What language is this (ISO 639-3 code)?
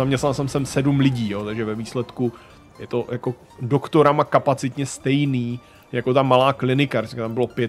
ces